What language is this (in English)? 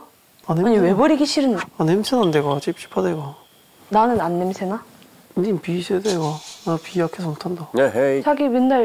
Korean